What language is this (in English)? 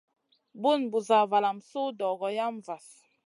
Masana